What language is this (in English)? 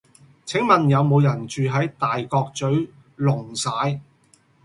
Cantonese